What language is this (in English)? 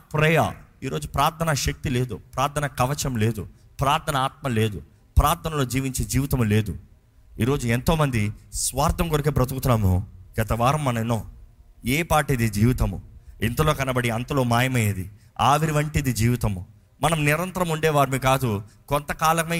Telugu